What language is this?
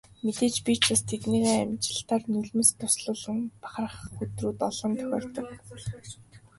Mongolian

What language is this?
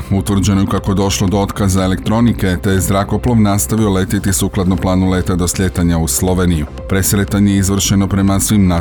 Croatian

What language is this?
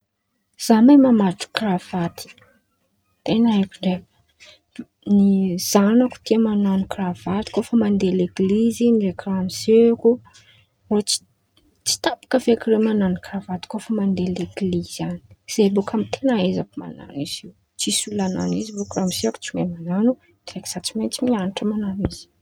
Antankarana Malagasy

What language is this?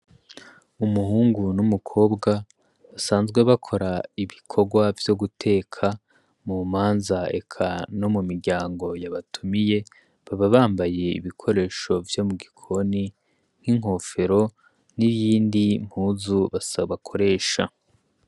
Rundi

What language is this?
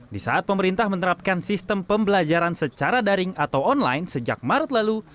Indonesian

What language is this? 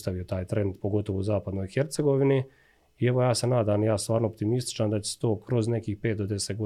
Croatian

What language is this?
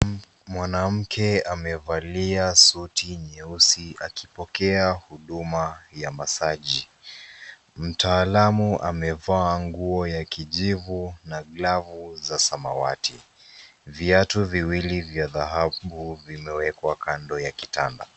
Swahili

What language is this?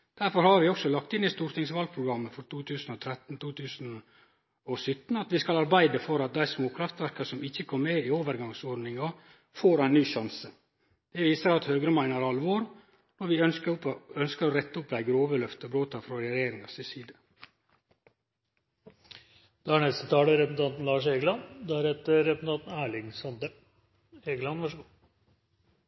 Norwegian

